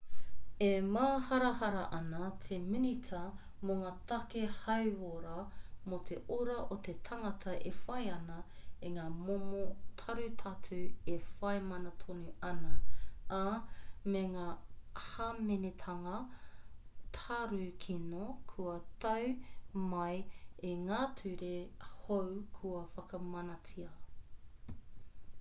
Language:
Māori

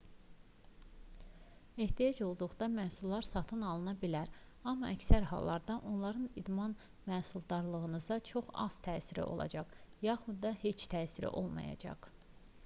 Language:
Azerbaijani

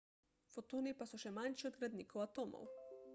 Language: Slovenian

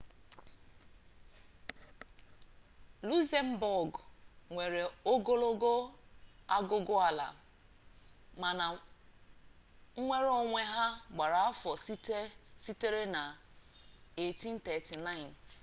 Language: Igbo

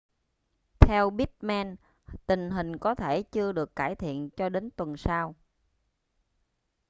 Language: Vietnamese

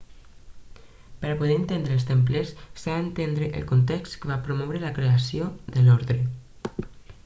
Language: Catalan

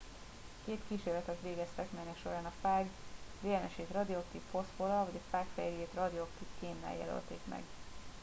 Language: Hungarian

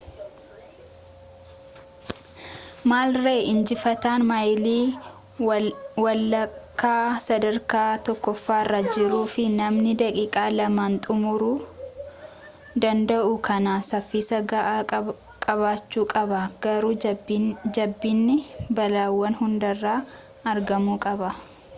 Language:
Oromo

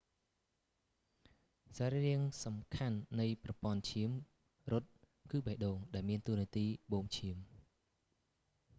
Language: Khmer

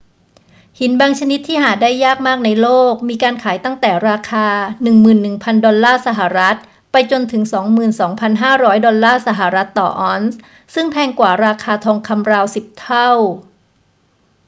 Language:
Thai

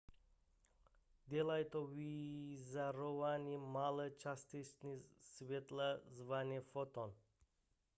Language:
Czech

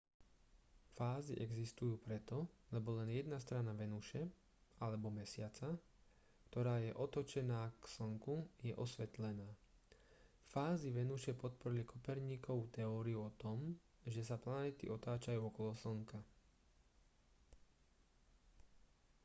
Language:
Slovak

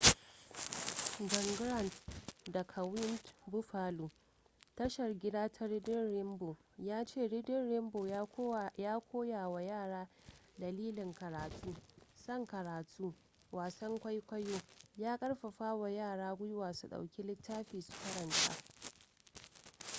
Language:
Hausa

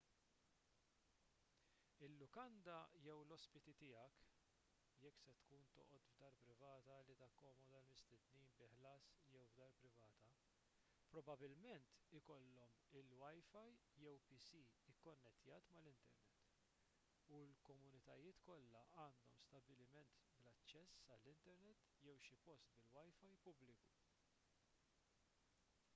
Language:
Maltese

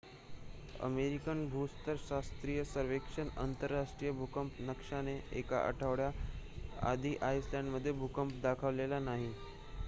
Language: Marathi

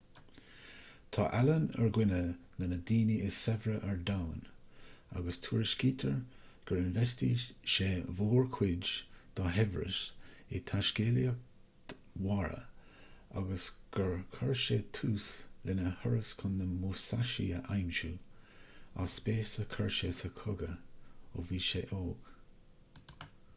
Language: Irish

